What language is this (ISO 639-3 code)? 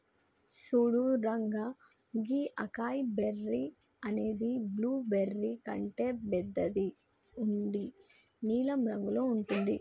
tel